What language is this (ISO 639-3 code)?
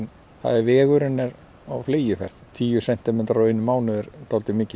isl